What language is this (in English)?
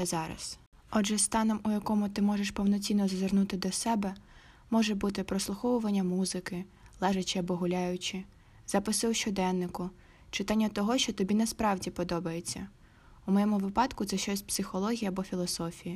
Ukrainian